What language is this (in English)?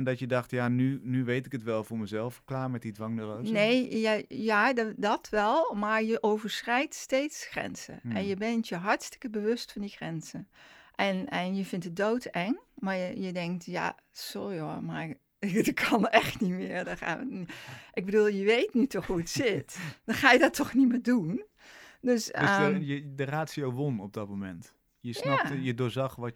Dutch